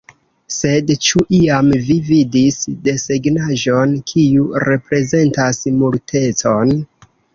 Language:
Esperanto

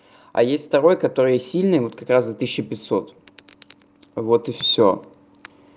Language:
Russian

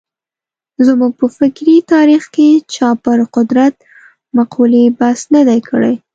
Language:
Pashto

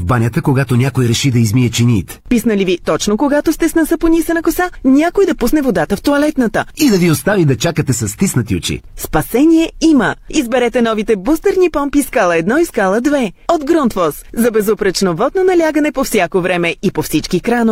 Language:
Bulgarian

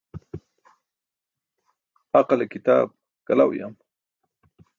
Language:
Burushaski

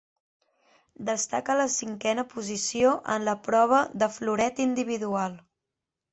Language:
Catalan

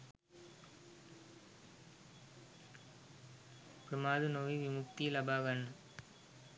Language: Sinhala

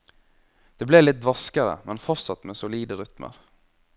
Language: Norwegian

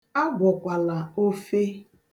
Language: Igbo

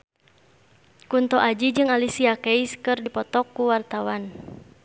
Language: Sundanese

